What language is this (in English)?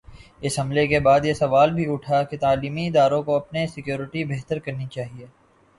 Urdu